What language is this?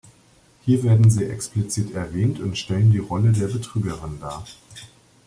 German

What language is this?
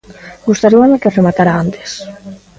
Galician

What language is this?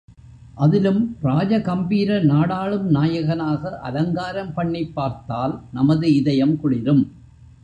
Tamil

